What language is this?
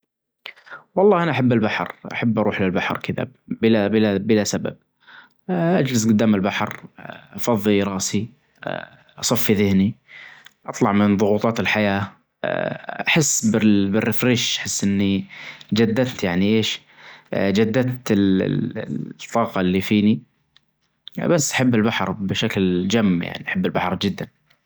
Najdi Arabic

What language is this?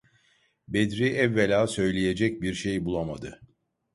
Turkish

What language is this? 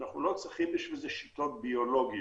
Hebrew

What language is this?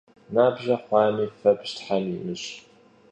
Kabardian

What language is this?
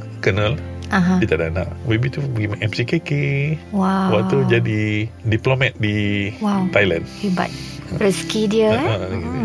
Malay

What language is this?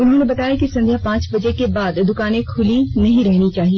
Hindi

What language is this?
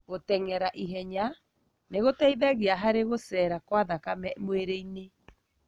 Kikuyu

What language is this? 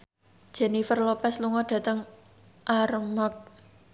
Javanese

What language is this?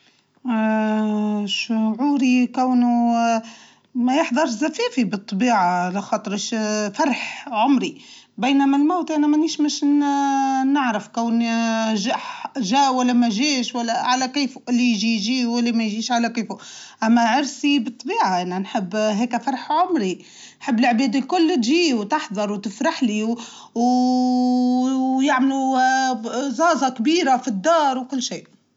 Tunisian Arabic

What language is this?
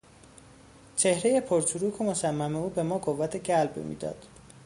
Persian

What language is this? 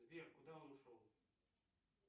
Russian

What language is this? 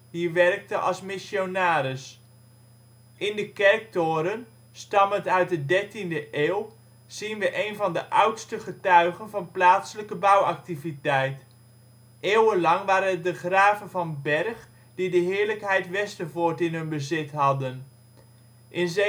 Dutch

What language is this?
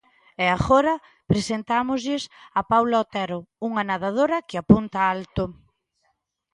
Galician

